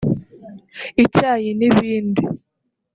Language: Kinyarwanda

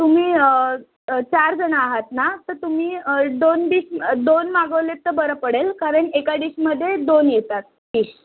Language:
Marathi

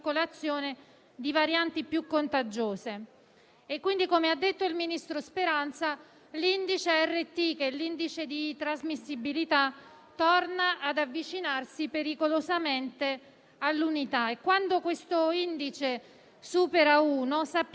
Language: Italian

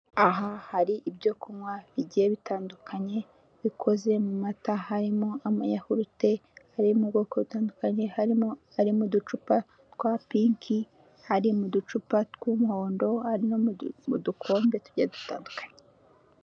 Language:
Kinyarwanda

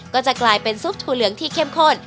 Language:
Thai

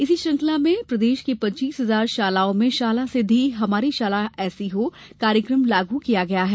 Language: Hindi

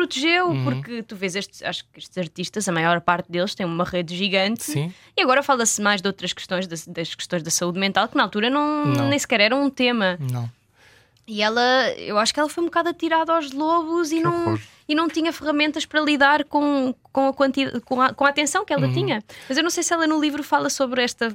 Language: Portuguese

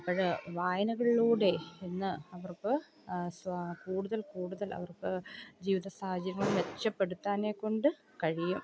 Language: Malayalam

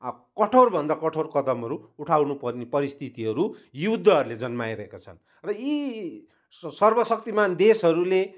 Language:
Nepali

